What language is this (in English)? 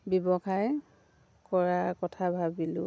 Assamese